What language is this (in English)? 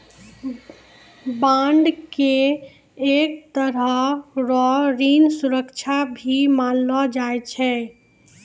Maithili